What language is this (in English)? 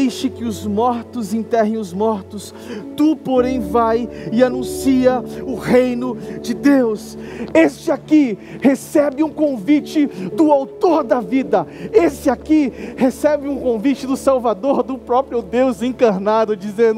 Portuguese